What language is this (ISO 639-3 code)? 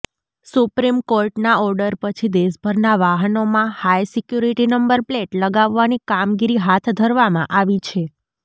guj